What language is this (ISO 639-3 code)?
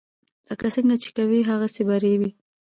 pus